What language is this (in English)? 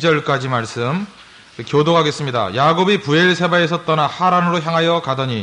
Korean